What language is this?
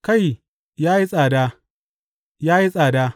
Hausa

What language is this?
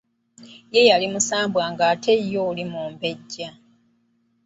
Ganda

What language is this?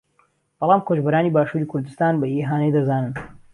Central Kurdish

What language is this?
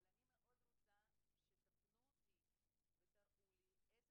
Hebrew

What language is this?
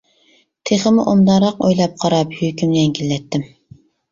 Uyghur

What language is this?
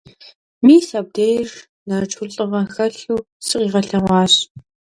Kabardian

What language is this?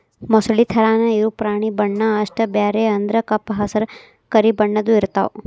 Kannada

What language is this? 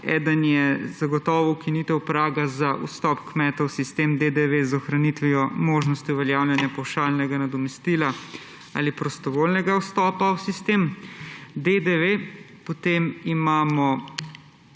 Slovenian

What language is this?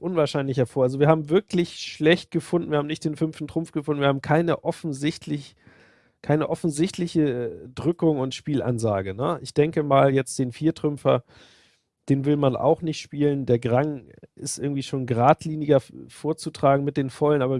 German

